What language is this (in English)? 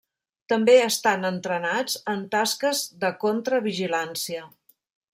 Catalan